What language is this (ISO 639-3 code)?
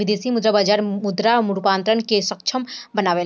bho